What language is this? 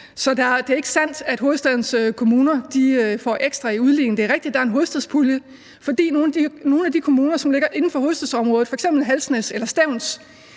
Danish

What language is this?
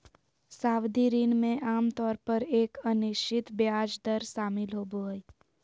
Magahi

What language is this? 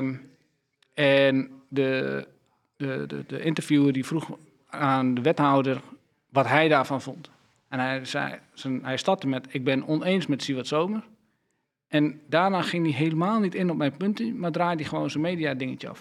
Dutch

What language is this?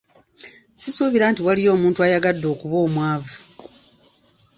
Ganda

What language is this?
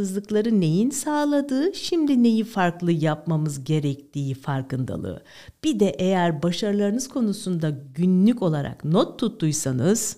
Turkish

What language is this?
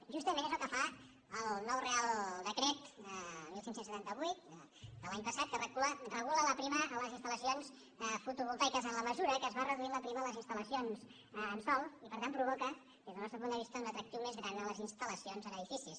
Catalan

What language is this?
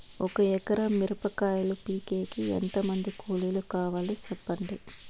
Telugu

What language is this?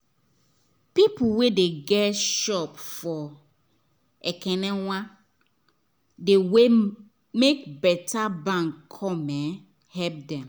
Nigerian Pidgin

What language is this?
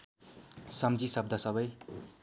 Nepali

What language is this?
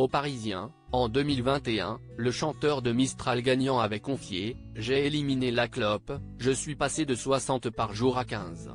French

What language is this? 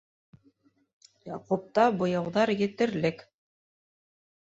Bashkir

